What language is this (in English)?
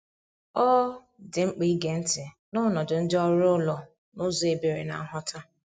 Igbo